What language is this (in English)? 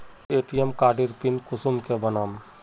Magahi